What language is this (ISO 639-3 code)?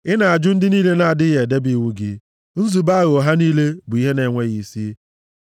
ibo